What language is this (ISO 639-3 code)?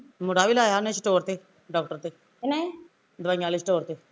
pan